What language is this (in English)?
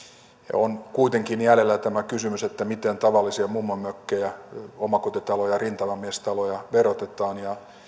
Finnish